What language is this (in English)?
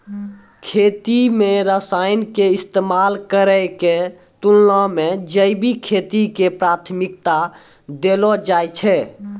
Maithili